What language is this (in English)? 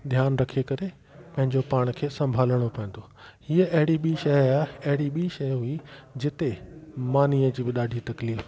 Sindhi